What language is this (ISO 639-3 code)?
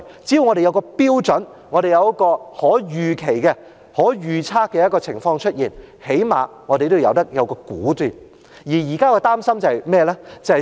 yue